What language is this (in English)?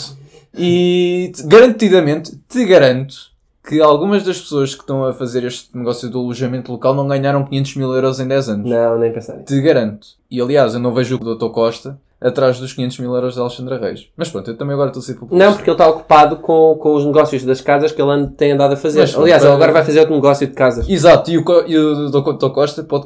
Portuguese